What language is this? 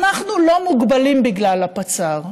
Hebrew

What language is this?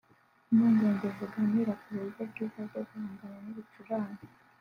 Kinyarwanda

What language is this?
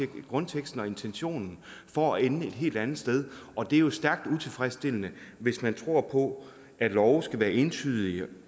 Danish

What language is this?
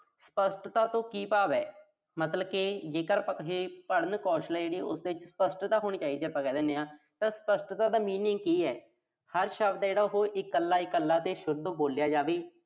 Punjabi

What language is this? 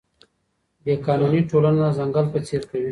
Pashto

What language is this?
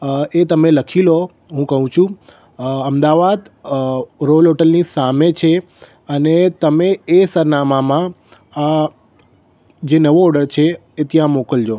Gujarati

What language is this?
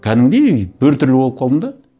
Kazakh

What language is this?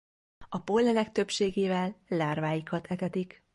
Hungarian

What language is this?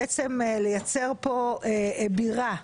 Hebrew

